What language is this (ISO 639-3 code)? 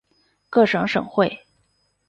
zho